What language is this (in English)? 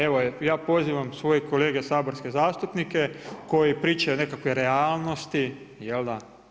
Croatian